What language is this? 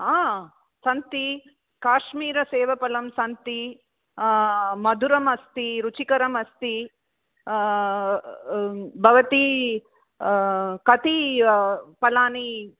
Sanskrit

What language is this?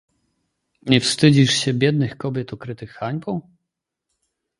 Polish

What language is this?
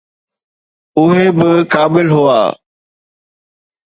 Sindhi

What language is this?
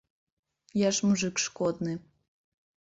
Belarusian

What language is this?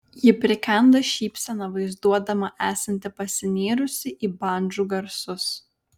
Lithuanian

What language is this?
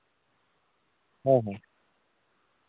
Santali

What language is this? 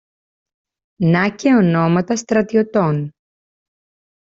Greek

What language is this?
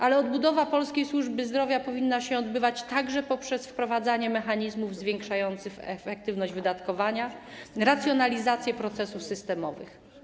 Polish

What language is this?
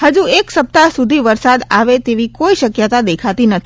Gujarati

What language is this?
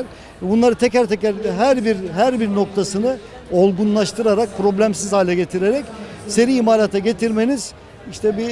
Turkish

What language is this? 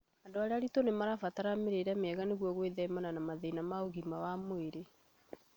Kikuyu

